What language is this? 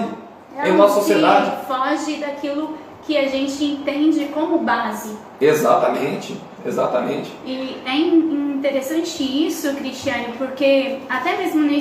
Portuguese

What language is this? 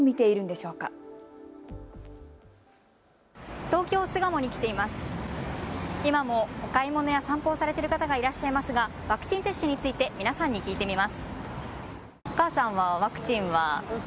Japanese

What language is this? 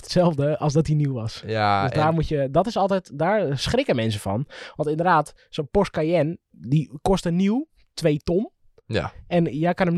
Dutch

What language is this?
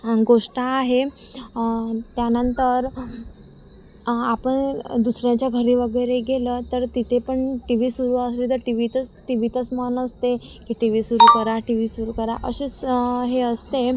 Marathi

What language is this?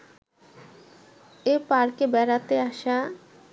Bangla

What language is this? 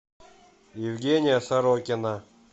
Russian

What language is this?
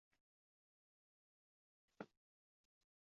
Uzbek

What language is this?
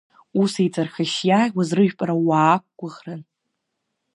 Abkhazian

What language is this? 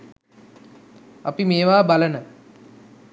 Sinhala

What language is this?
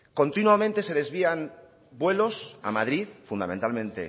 Spanish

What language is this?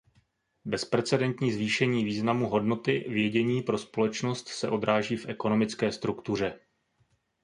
Czech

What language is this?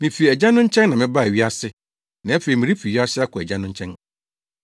Akan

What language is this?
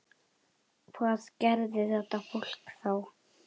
Icelandic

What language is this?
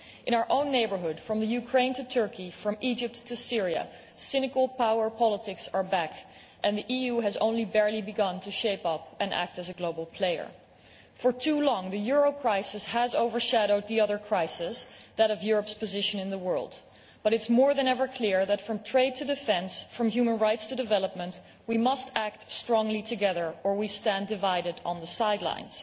English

